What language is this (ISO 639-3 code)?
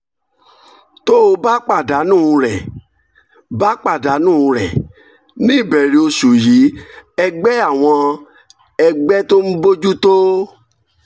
yor